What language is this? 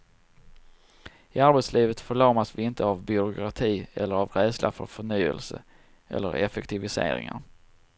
Swedish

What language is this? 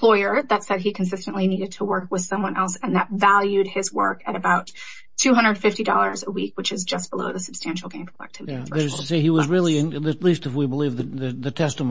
English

